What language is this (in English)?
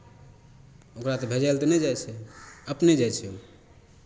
Maithili